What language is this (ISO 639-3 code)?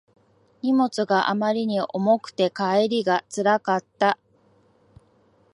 jpn